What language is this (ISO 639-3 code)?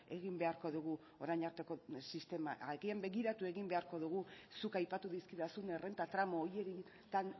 eus